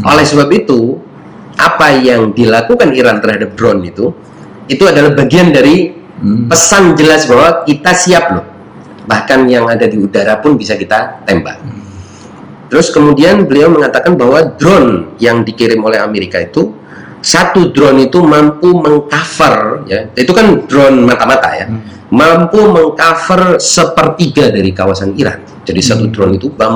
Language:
Indonesian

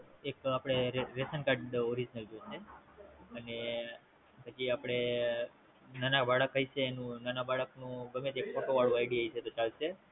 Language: Gujarati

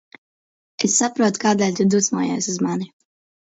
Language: Latvian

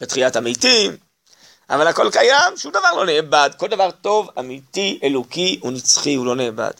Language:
Hebrew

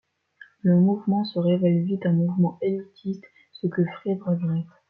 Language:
French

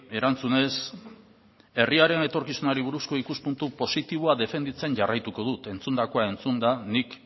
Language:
Basque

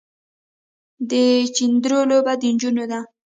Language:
Pashto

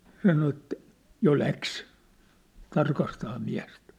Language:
Finnish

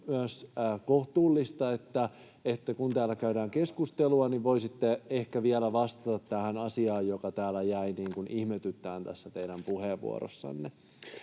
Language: Finnish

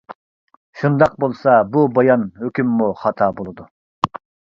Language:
Uyghur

